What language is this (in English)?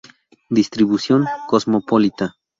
Spanish